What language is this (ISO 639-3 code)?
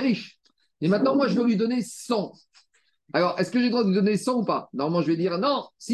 fra